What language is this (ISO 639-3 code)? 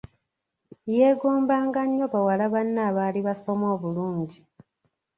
lug